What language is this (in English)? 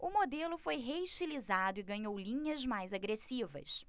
Portuguese